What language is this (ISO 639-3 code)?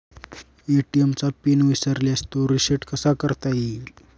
mar